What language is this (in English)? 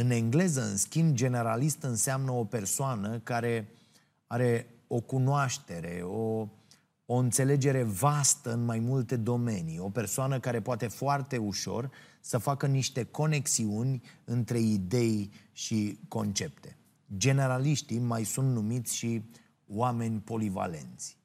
Romanian